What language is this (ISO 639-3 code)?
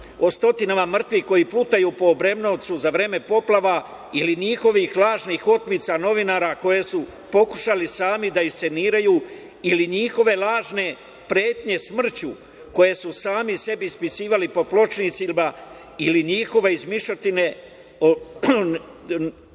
srp